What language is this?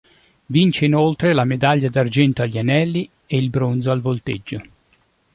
Italian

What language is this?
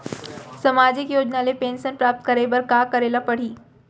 Chhattisgarhi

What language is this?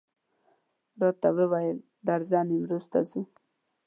Pashto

